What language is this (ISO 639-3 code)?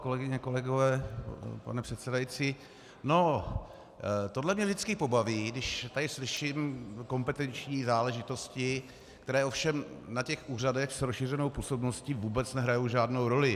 ces